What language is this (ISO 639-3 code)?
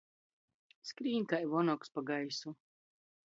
ltg